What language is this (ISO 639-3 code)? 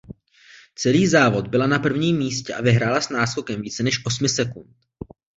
ces